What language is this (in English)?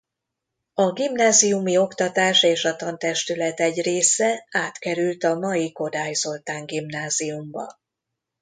Hungarian